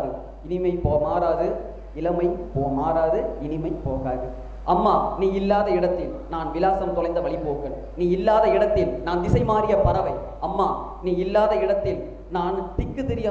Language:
Turkish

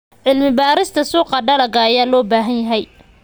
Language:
Somali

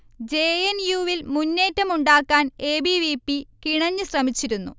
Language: Malayalam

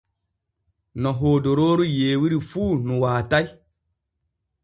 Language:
Borgu Fulfulde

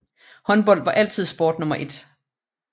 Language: Danish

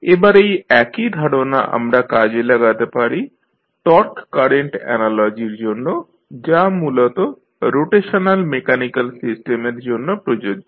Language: Bangla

